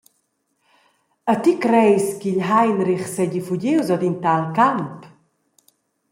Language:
Romansh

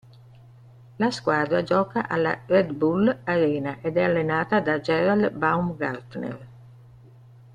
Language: Italian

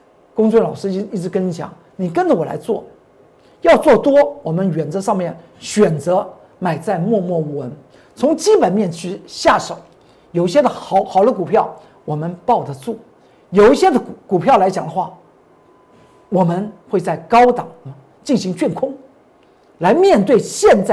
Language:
Chinese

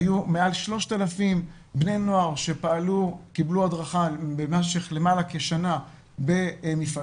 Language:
Hebrew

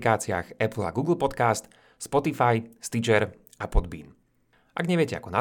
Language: Slovak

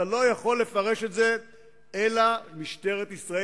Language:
Hebrew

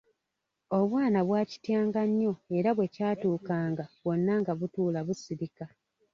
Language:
Ganda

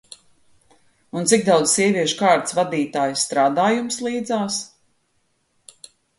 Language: Latvian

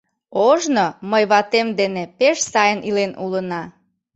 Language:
Mari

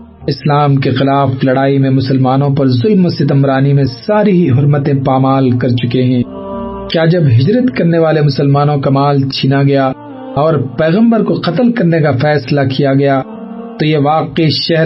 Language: Urdu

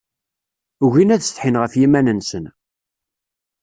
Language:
Kabyle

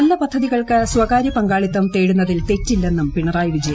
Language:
Malayalam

